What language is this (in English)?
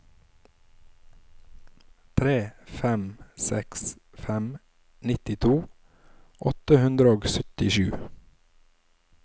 Norwegian